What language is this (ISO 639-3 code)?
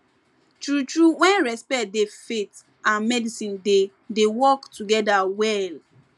pcm